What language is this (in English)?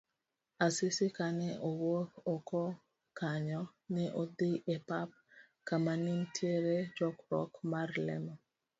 Luo (Kenya and Tanzania)